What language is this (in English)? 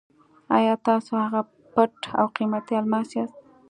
Pashto